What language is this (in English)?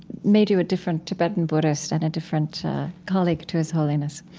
English